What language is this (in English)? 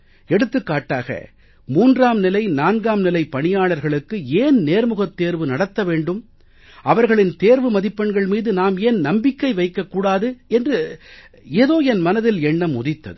Tamil